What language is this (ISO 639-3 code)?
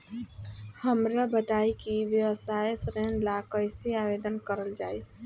bho